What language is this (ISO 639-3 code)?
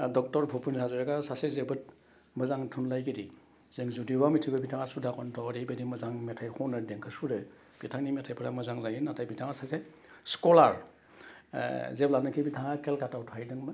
brx